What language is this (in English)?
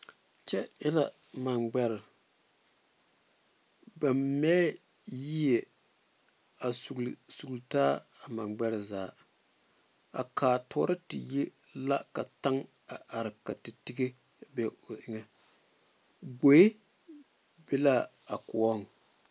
Southern Dagaare